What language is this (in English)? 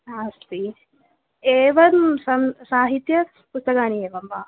Sanskrit